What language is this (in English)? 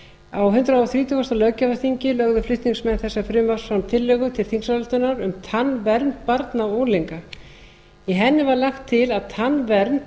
Icelandic